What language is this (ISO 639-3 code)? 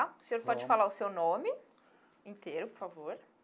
por